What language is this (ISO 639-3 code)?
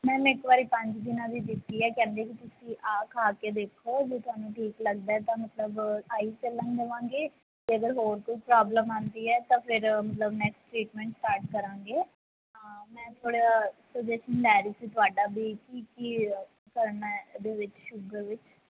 pan